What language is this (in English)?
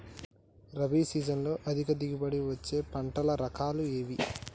Telugu